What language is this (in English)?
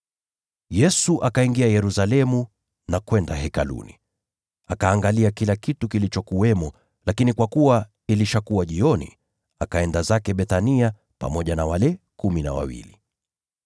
Swahili